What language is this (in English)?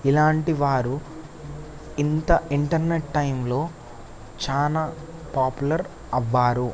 Telugu